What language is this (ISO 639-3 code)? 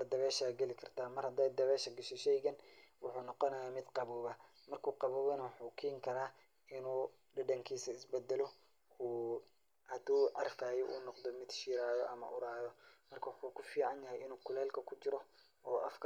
som